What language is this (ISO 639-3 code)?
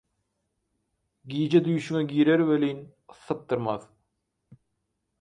tuk